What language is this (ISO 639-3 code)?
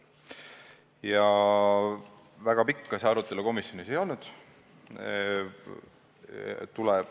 est